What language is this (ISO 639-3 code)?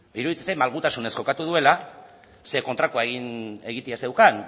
eus